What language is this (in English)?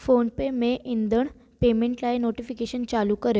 Sindhi